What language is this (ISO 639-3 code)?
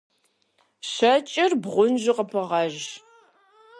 kbd